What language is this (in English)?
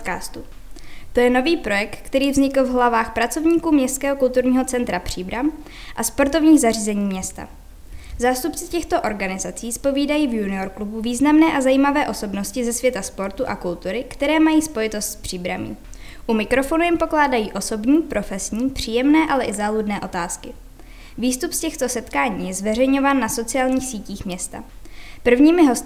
Czech